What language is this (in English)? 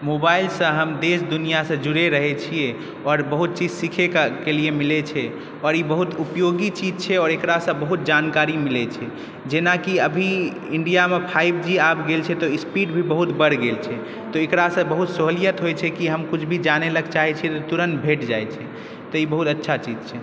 Maithili